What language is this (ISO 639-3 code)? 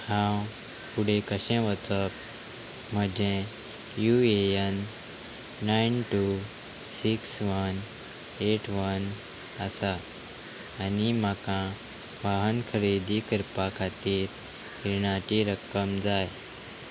kok